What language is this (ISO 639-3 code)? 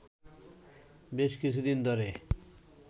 ben